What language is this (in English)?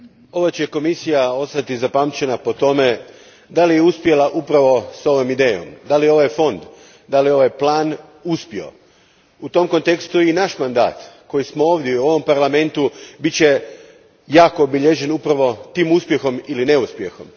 Croatian